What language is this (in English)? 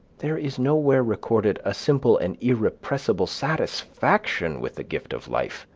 English